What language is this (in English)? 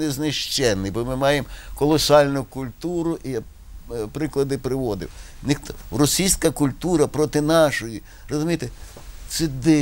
Ukrainian